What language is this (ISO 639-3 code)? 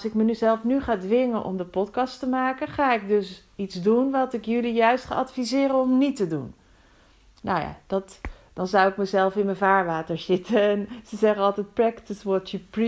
nld